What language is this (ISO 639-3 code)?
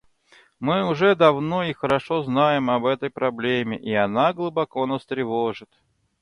rus